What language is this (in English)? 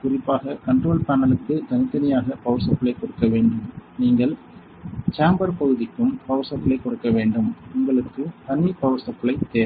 Tamil